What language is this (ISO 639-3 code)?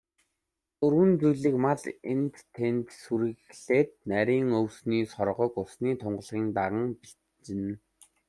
mon